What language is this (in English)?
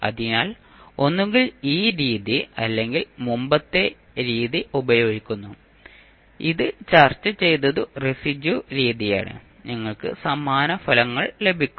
Malayalam